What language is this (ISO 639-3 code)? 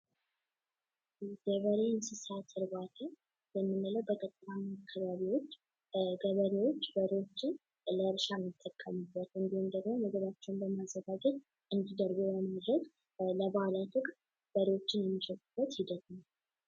amh